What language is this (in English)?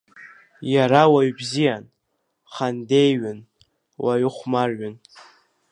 Abkhazian